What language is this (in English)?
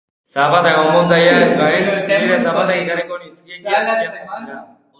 Basque